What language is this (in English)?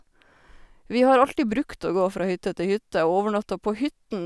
Norwegian